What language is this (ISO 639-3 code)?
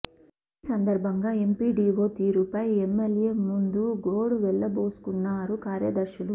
tel